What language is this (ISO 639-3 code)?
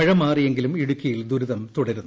mal